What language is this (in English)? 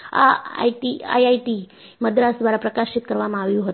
Gujarati